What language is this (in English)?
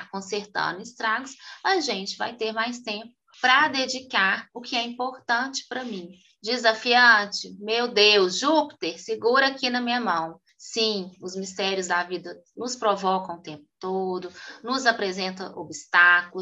Portuguese